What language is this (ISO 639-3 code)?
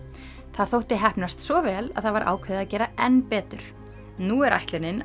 isl